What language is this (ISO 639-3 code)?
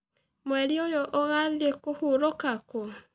kik